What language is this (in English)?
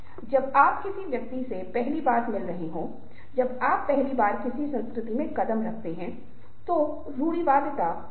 Hindi